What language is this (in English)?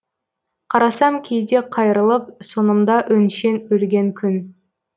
Kazakh